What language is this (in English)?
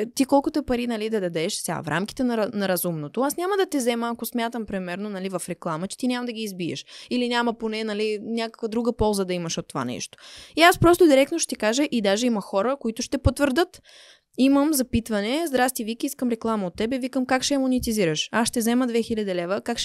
Bulgarian